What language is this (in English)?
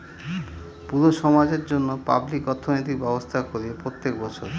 Bangla